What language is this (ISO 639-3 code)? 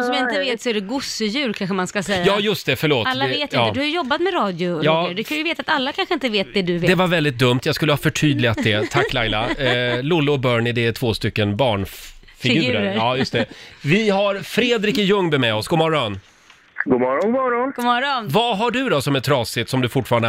swe